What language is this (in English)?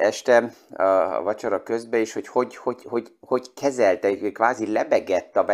Hungarian